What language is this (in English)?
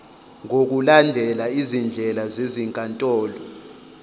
Zulu